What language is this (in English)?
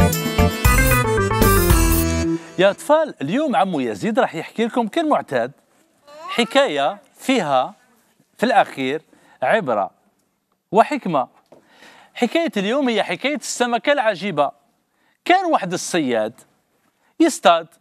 Arabic